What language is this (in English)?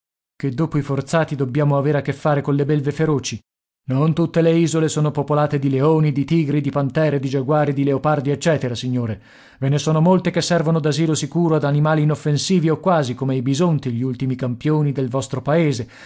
Italian